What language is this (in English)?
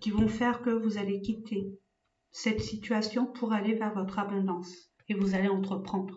French